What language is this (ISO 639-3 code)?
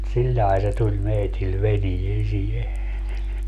fin